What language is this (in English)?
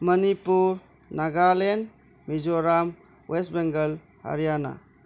Manipuri